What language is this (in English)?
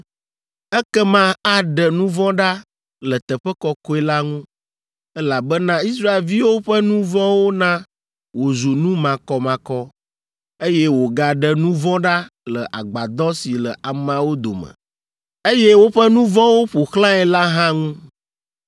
Ewe